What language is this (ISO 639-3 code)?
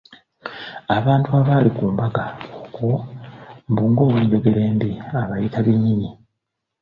lug